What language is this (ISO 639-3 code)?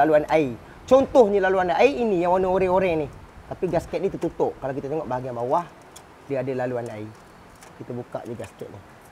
msa